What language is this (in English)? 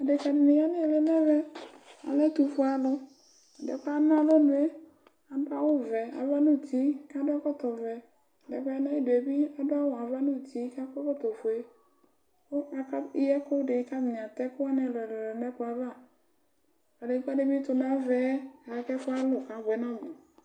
Ikposo